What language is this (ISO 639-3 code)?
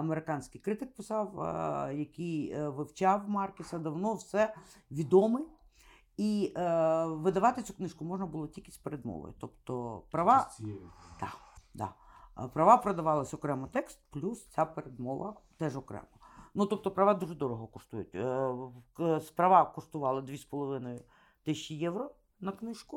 ukr